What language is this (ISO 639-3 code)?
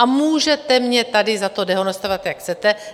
ces